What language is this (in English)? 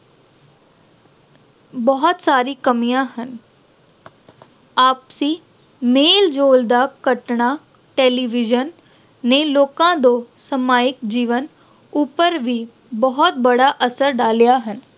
Punjabi